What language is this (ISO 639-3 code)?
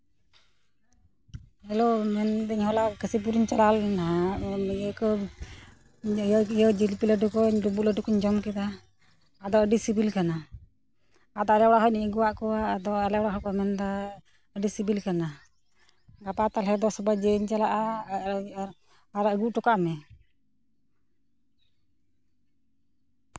sat